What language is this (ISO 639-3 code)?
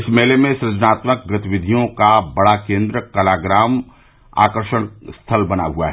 hin